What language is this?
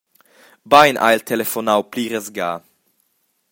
Romansh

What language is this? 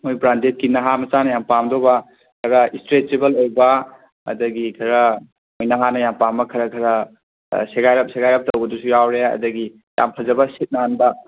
Manipuri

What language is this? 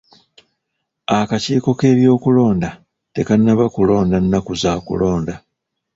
Ganda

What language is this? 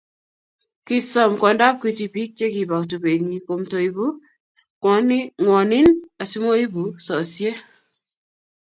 Kalenjin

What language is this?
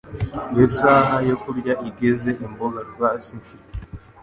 Kinyarwanda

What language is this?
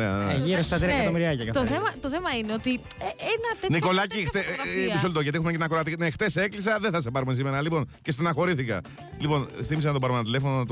Greek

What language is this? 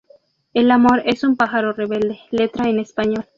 Spanish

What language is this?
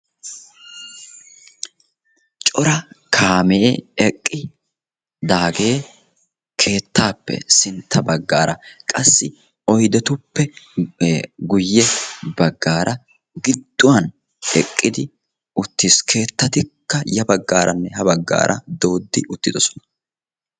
Wolaytta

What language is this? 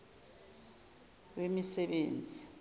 Zulu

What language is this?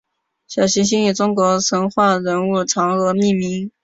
Chinese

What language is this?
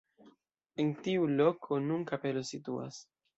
Esperanto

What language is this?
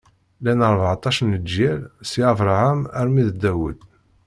Kabyle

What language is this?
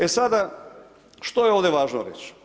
Croatian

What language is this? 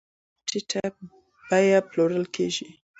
Pashto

